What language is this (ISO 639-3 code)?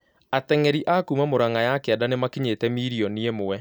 kik